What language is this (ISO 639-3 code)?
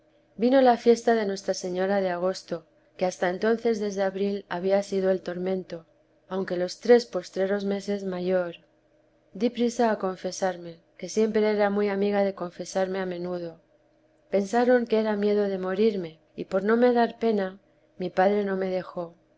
spa